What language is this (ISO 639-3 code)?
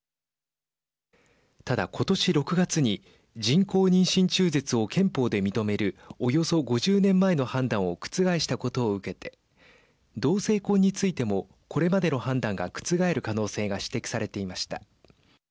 jpn